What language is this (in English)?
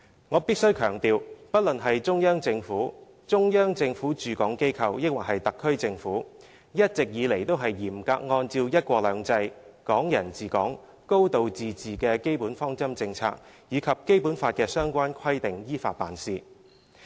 Cantonese